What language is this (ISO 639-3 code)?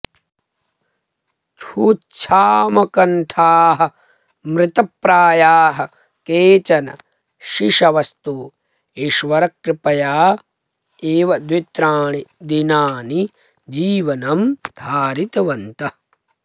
san